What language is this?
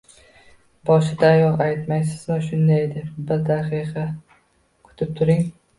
Uzbek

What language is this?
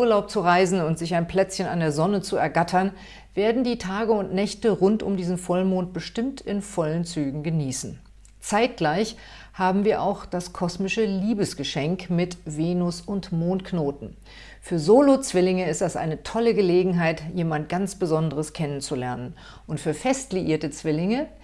German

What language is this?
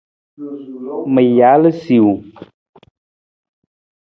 Nawdm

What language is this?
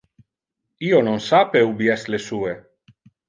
Interlingua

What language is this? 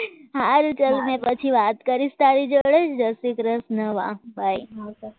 Gujarati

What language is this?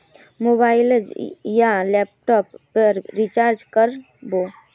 Magahi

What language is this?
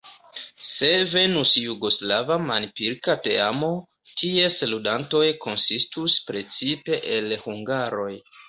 Esperanto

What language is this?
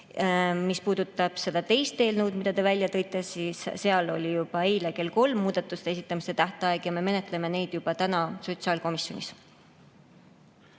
Estonian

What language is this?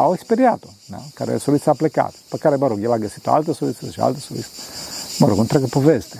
Romanian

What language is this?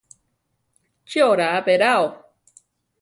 Central Tarahumara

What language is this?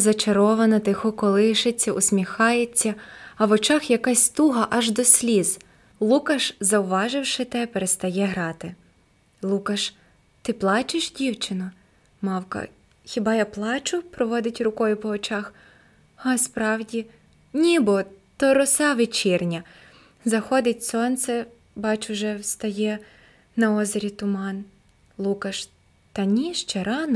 Ukrainian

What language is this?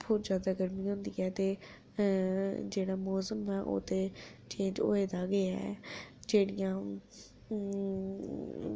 Dogri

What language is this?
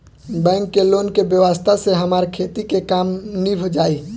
Bhojpuri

